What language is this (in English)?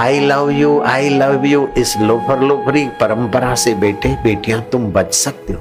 Hindi